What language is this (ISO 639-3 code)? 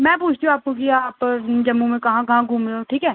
doi